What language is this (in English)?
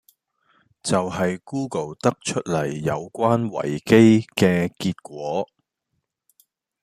Cantonese